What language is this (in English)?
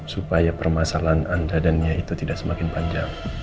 Indonesian